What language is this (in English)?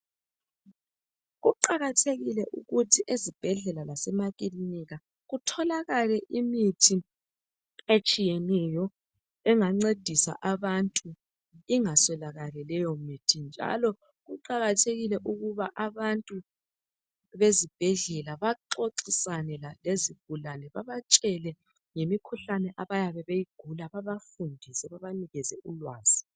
North Ndebele